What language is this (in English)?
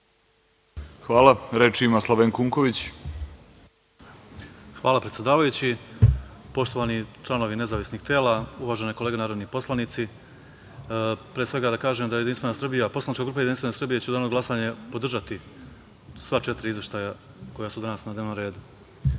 Serbian